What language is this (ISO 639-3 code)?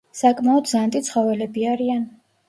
kat